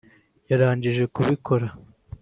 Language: Kinyarwanda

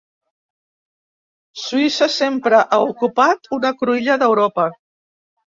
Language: Catalan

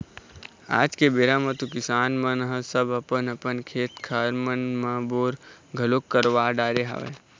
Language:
Chhattisgarhi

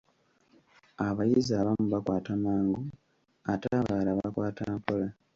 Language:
Ganda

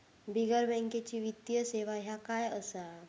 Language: Marathi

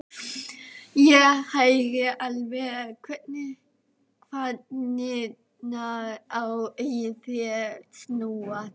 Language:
Icelandic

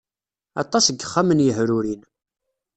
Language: Kabyle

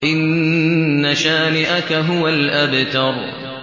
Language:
Arabic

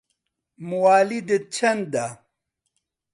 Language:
Central Kurdish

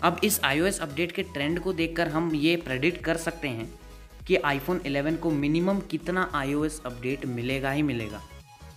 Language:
Hindi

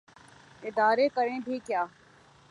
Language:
Urdu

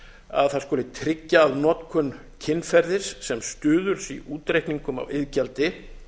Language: Icelandic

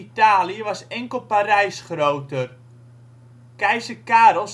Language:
Dutch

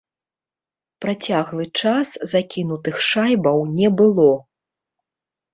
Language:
Belarusian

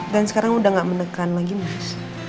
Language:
Indonesian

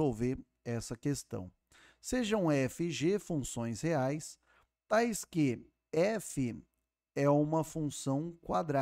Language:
Portuguese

